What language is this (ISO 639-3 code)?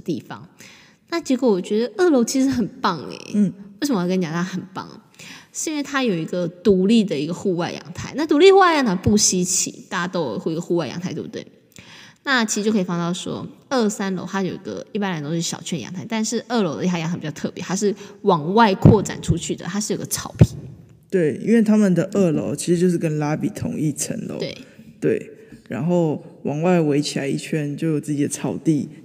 zho